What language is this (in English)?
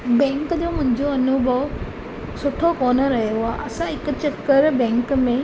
Sindhi